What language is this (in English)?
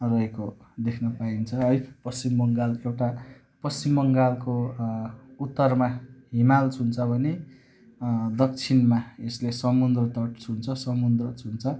Nepali